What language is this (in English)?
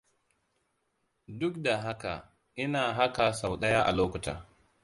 Hausa